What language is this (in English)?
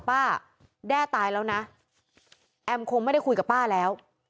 Thai